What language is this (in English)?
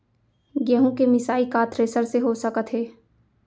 Chhattisgarhi